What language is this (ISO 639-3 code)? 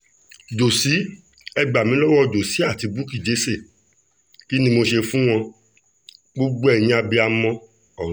yor